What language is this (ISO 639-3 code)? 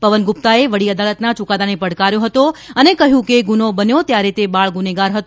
guj